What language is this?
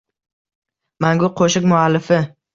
Uzbek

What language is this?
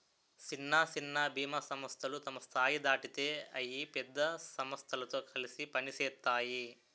Telugu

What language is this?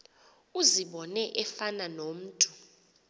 Xhosa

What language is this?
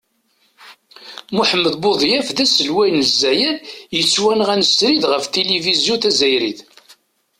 Kabyle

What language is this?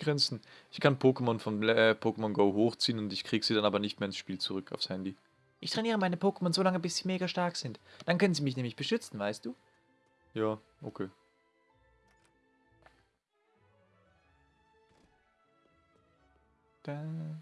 German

